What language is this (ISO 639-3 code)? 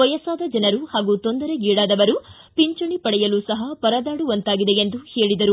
kan